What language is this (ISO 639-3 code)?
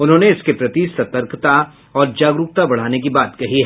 hin